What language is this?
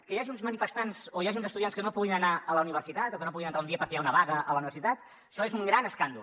Catalan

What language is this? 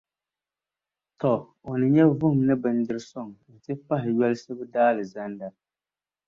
Dagbani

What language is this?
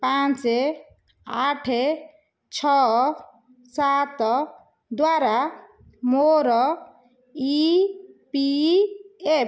Odia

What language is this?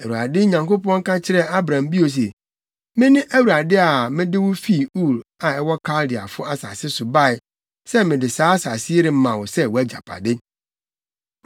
Akan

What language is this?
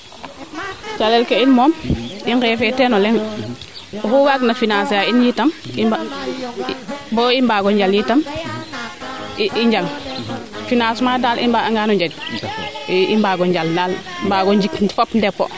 Serer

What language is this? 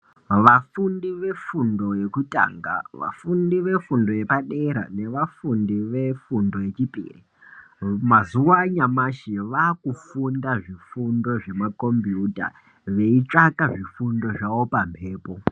Ndau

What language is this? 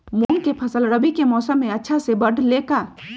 Magahi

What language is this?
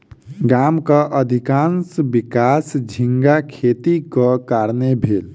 Maithili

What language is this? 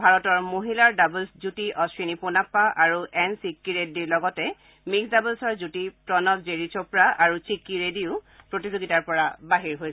Assamese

